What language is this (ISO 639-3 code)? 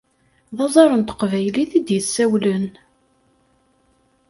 kab